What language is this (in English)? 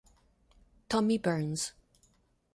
Italian